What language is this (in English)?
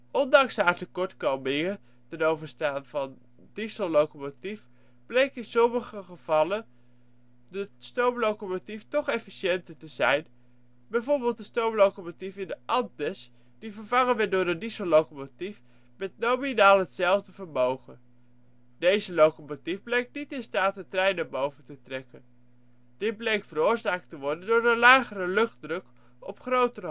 Dutch